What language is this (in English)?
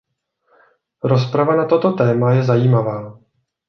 Czech